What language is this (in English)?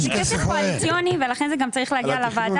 Hebrew